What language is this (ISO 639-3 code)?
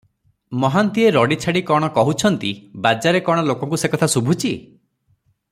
ori